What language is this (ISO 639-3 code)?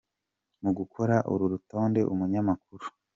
kin